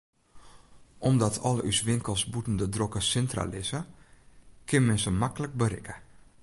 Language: Western Frisian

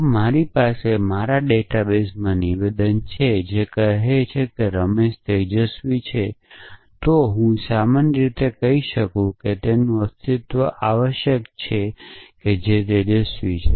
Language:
Gujarati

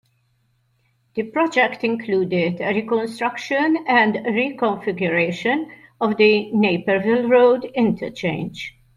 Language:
English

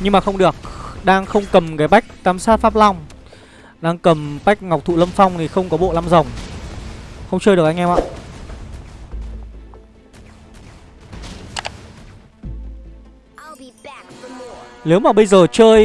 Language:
Vietnamese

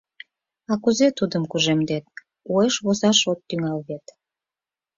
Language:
Mari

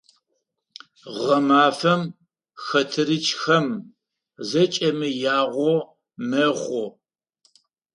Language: Adyghe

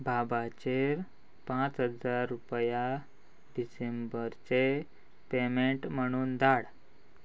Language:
Konkani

